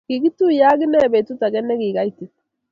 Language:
Kalenjin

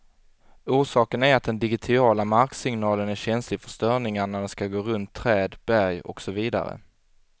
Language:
Swedish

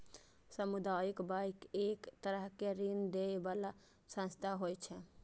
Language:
Maithili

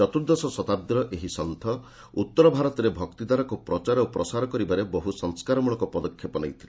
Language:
Odia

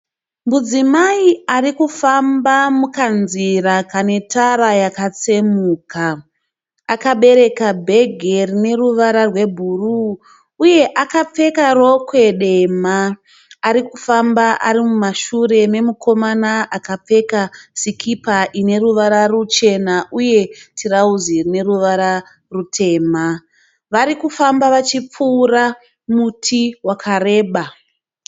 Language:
Shona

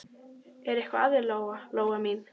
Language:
Icelandic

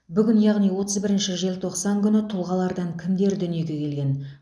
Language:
Kazakh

